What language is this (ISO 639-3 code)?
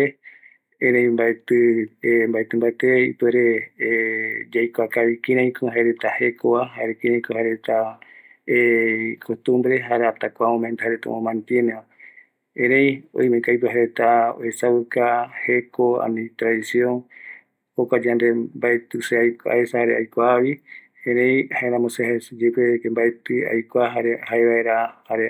gui